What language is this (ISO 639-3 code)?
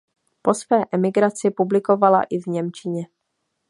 ces